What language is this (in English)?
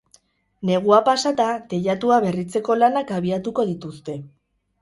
Basque